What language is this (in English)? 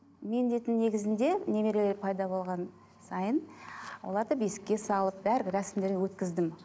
Kazakh